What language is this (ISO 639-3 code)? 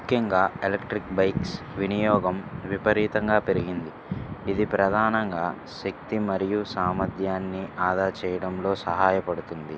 tel